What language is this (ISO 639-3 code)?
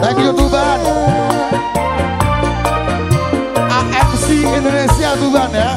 ind